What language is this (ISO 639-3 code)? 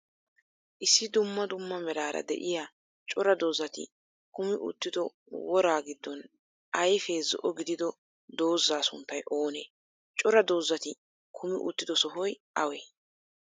wal